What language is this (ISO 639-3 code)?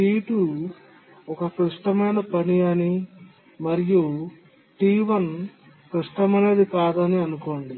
tel